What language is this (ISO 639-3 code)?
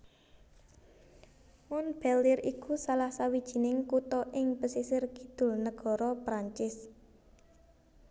jav